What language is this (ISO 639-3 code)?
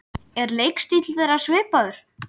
isl